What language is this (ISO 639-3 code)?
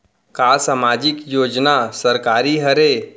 hne